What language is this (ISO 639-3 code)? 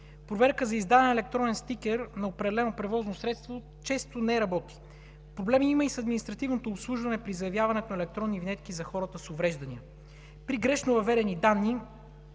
bul